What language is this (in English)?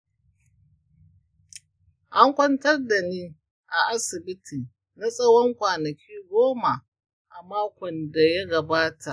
Hausa